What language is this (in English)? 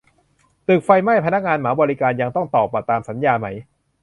Thai